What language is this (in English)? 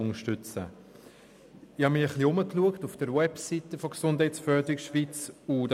Swiss German